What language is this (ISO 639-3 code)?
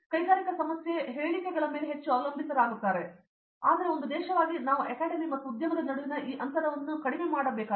kan